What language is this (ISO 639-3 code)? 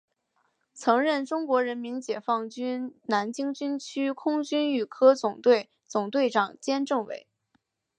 zho